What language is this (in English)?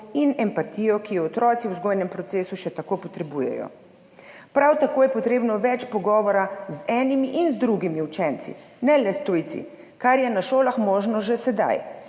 Slovenian